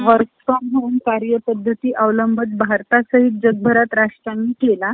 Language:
Marathi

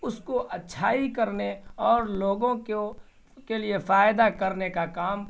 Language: Urdu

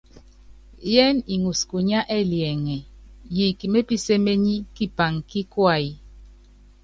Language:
Yangben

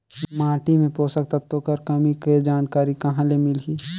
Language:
Chhattisgarhi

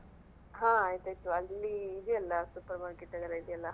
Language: Kannada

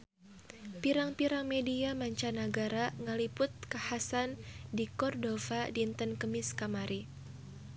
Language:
Sundanese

